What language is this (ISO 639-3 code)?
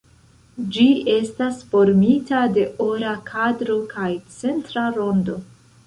epo